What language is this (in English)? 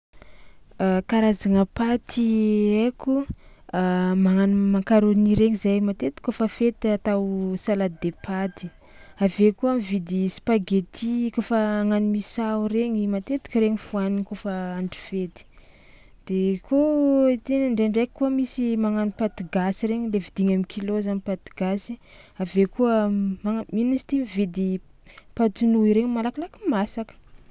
Tsimihety Malagasy